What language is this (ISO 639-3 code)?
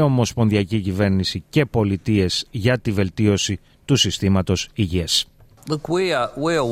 ell